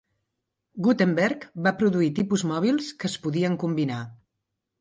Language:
Catalan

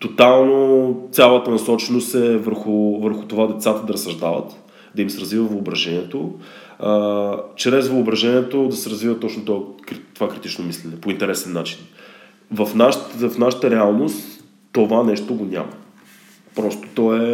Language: Bulgarian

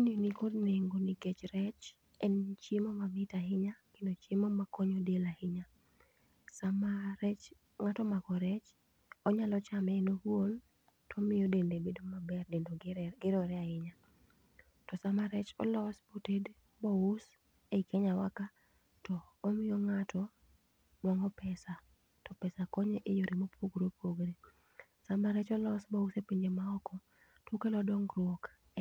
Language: Luo (Kenya and Tanzania)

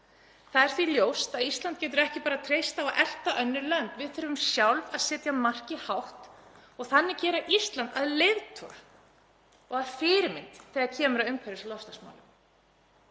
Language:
Icelandic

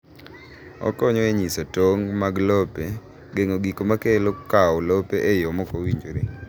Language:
Luo (Kenya and Tanzania)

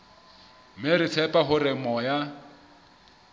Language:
Southern Sotho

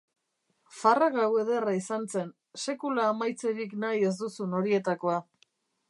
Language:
Basque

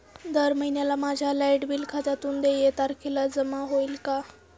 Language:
Marathi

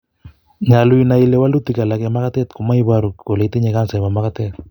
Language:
Kalenjin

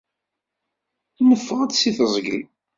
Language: Kabyle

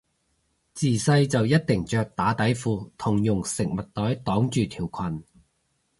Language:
Cantonese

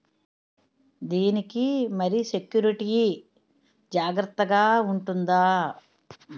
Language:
Telugu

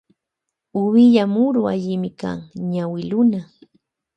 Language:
Loja Highland Quichua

